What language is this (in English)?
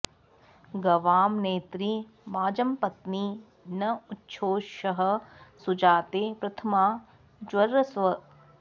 Sanskrit